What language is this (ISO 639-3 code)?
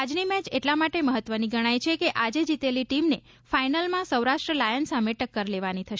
guj